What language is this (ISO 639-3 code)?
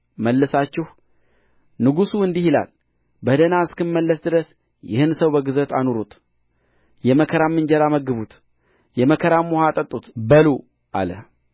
amh